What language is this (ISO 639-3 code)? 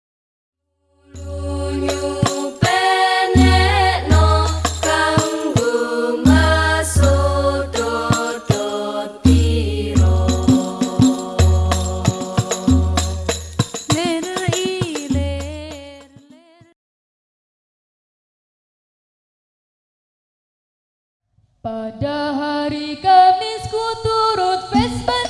ara